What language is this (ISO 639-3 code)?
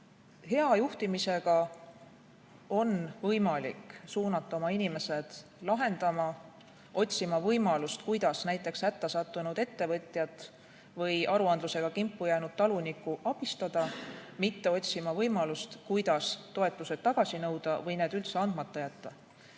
est